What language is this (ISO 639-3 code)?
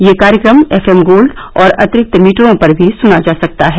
hin